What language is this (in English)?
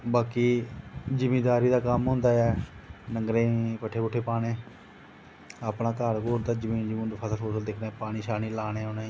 Dogri